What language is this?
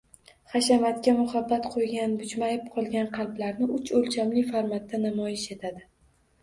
Uzbek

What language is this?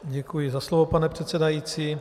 Czech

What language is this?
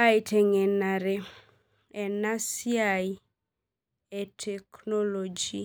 Masai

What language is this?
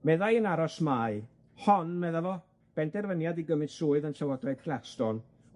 Welsh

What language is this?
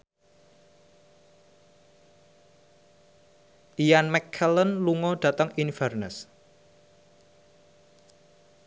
Javanese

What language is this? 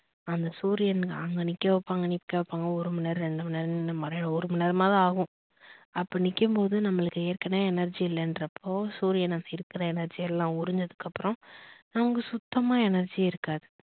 Tamil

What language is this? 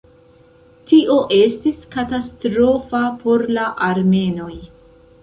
Esperanto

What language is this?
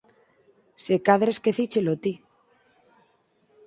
Galician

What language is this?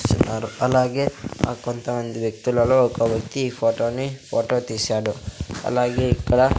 Telugu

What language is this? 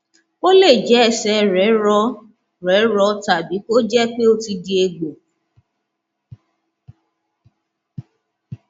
Yoruba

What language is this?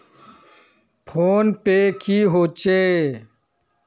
Magahi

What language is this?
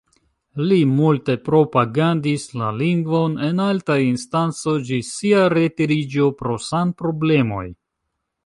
Esperanto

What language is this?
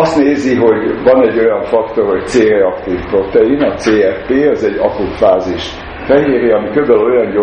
Hungarian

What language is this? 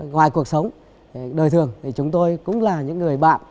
Vietnamese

